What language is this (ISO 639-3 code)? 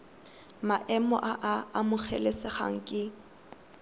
tsn